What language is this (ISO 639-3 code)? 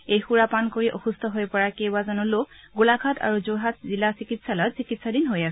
asm